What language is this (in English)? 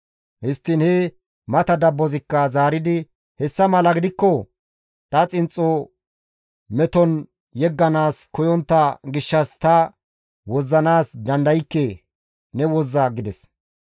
Gamo